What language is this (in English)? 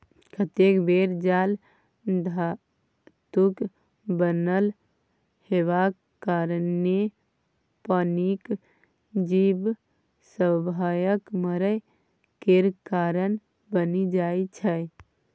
Maithili